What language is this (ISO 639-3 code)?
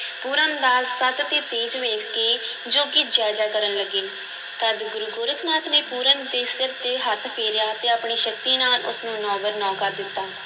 pan